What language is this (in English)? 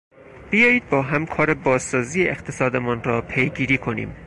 Persian